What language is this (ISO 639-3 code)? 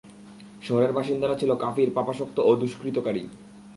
ben